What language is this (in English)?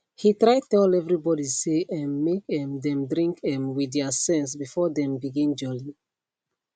Nigerian Pidgin